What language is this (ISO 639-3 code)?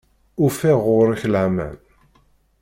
kab